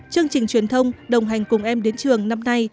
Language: Vietnamese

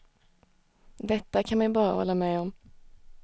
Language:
Swedish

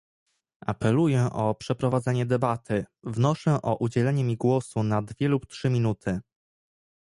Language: Polish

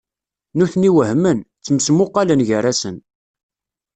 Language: Kabyle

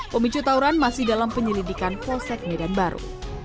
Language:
Indonesian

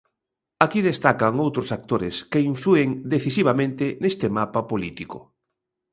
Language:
Galician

